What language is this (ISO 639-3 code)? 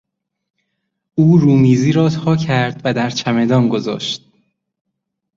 fas